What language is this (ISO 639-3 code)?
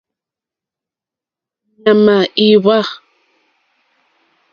bri